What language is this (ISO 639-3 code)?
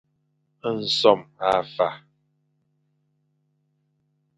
fan